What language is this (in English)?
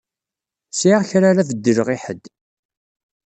Kabyle